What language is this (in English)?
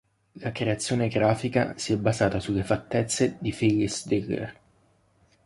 Italian